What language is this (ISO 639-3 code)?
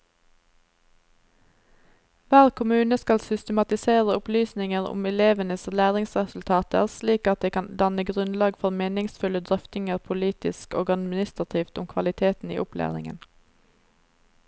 nor